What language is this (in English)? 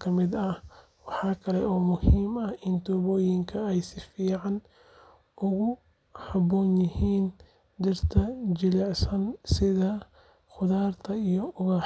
Somali